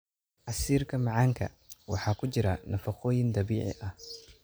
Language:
Somali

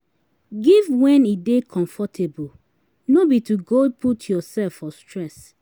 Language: Nigerian Pidgin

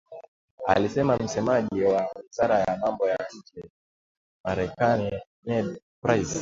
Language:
Swahili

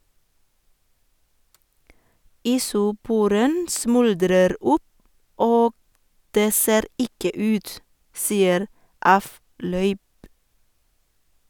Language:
Norwegian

